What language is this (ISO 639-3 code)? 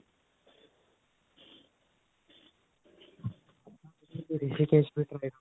pan